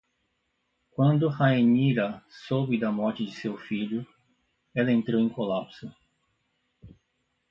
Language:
Portuguese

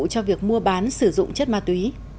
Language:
Vietnamese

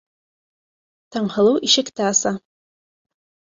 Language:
Bashkir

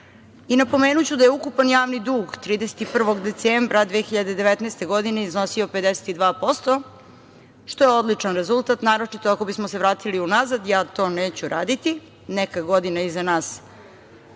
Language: Serbian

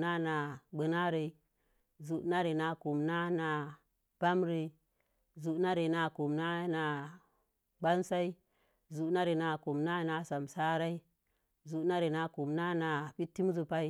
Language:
Mom Jango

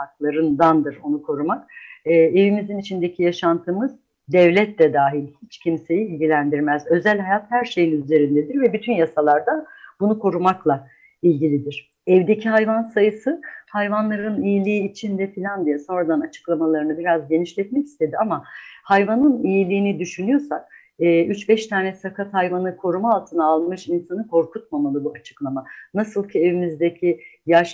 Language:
Turkish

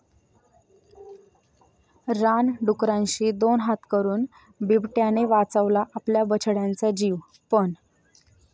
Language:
Marathi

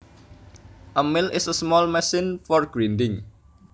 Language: Javanese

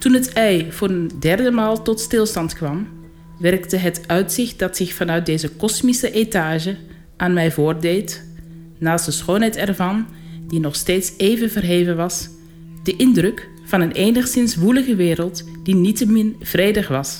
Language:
Dutch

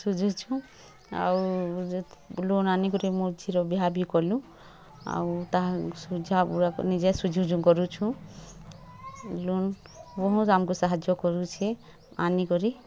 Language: Odia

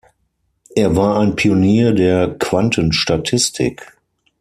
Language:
German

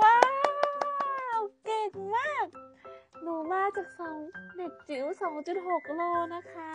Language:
Thai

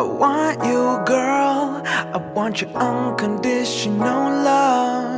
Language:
Bulgarian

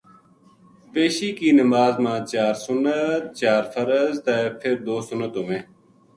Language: Gujari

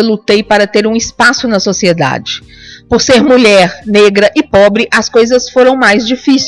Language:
Portuguese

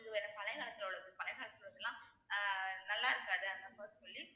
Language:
Tamil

